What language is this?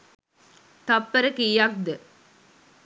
Sinhala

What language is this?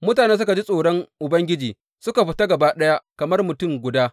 Hausa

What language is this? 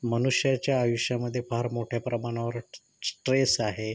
Marathi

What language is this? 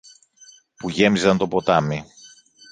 Greek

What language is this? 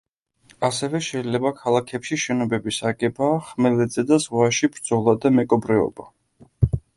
Georgian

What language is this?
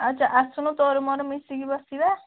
Odia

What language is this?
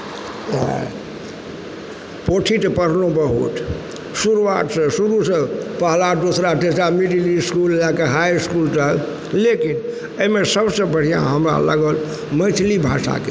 Maithili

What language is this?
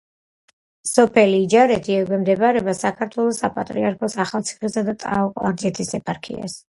Georgian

